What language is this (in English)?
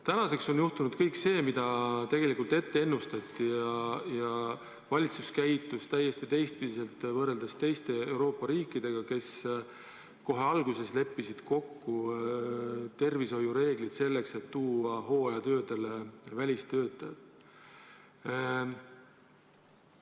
Estonian